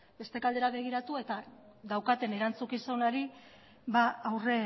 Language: Basque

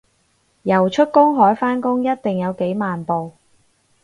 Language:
Cantonese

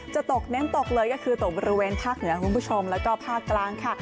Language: Thai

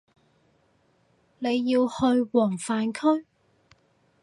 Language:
Cantonese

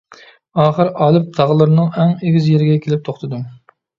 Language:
Uyghur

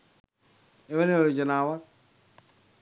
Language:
Sinhala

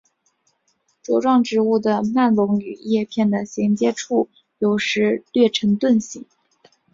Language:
Chinese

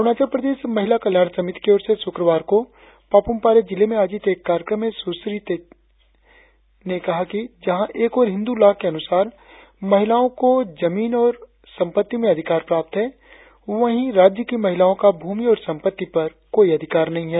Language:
Hindi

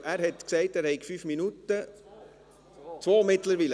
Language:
Swiss German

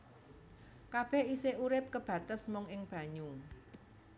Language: Javanese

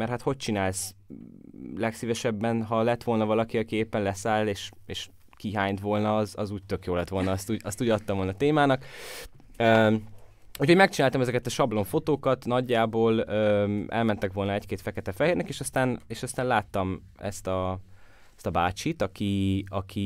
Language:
Hungarian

